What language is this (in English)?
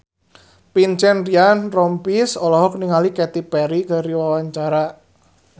Sundanese